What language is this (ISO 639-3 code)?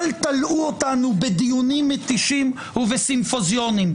heb